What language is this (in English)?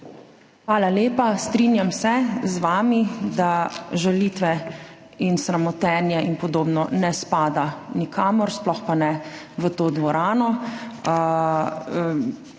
Slovenian